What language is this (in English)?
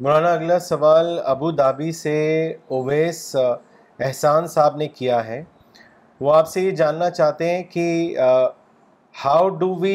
Urdu